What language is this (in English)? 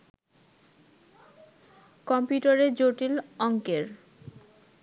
Bangla